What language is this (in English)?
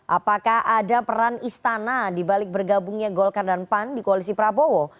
Indonesian